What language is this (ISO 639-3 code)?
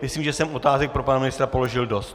ces